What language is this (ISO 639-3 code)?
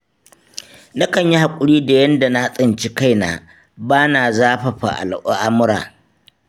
hau